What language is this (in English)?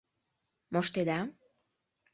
Mari